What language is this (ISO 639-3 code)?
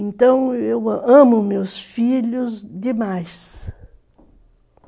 por